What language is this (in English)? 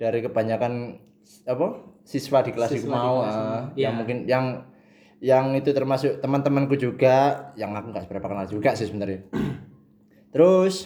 Indonesian